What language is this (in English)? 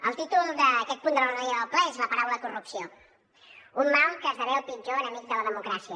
Catalan